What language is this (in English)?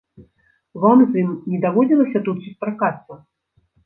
Belarusian